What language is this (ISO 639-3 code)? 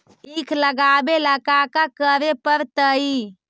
mag